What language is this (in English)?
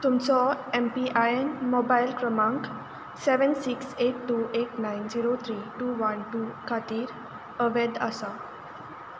Konkani